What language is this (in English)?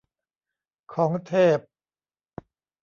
Thai